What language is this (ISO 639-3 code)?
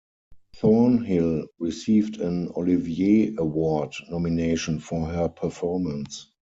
eng